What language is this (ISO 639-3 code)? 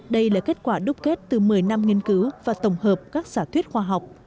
vie